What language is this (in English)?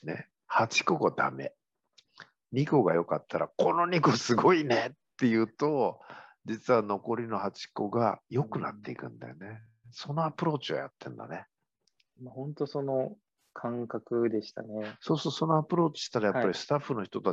Japanese